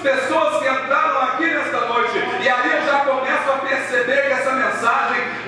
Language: Portuguese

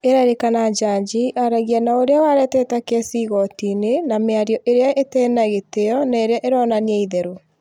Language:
Kikuyu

